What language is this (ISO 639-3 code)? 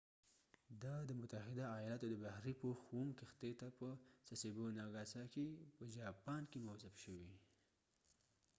pus